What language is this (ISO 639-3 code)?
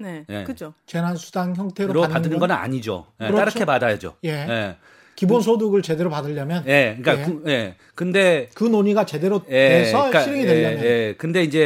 kor